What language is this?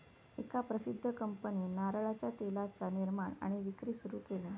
Marathi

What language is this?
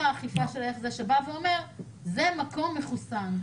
Hebrew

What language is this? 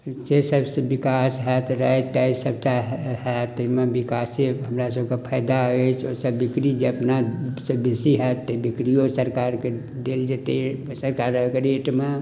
Maithili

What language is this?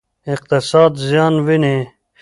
Pashto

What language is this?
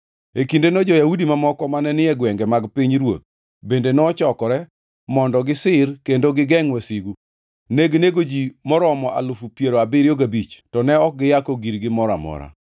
Luo (Kenya and Tanzania)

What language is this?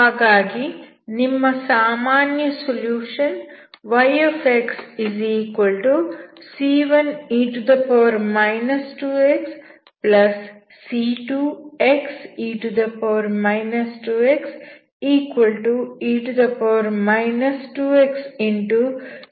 Kannada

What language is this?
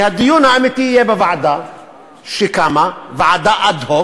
Hebrew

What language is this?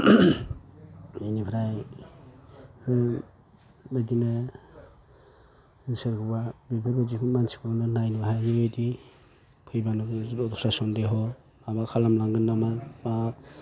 Bodo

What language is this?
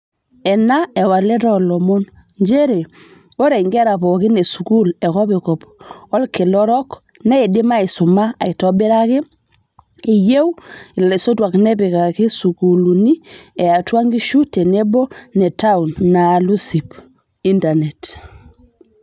Masai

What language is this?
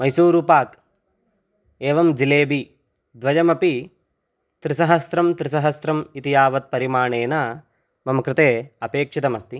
Sanskrit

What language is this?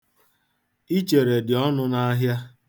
Igbo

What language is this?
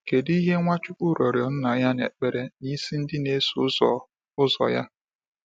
Igbo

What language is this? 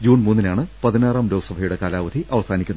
Malayalam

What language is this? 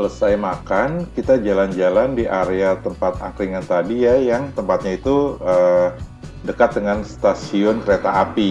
Indonesian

